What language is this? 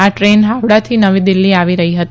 Gujarati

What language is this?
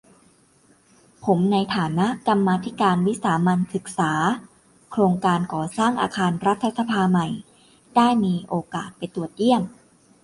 Thai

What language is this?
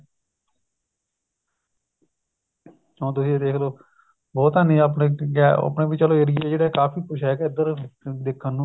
Punjabi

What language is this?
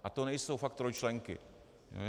Czech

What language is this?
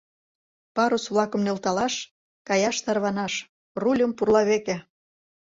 Mari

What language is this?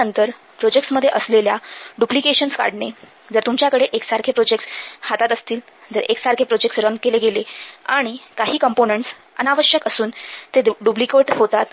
Marathi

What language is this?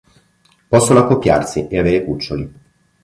Italian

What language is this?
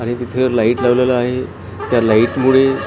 Marathi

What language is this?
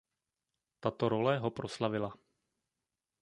Czech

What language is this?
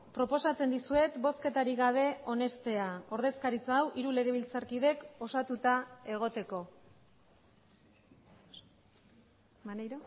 Basque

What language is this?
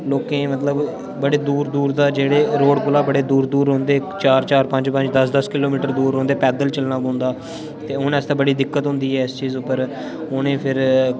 Dogri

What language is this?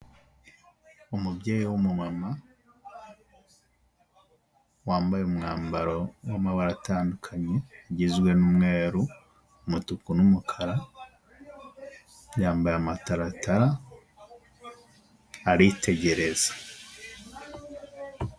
Kinyarwanda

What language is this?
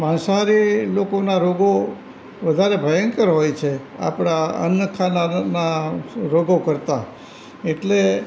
Gujarati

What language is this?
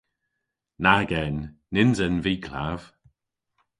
Cornish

